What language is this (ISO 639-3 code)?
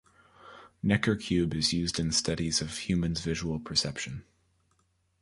eng